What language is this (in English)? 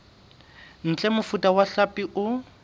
Southern Sotho